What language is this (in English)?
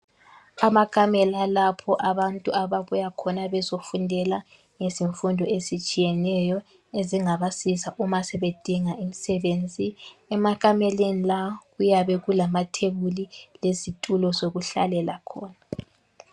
North Ndebele